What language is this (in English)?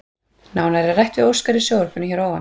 Icelandic